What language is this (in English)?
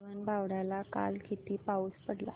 Marathi